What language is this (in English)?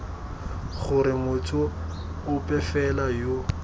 Tswana